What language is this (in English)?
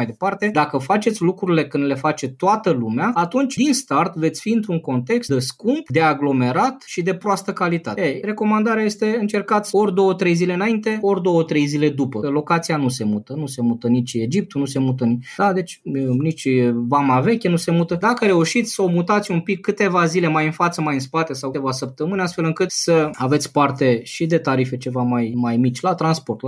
Romanian